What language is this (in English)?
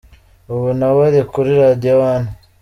Kinyarwanda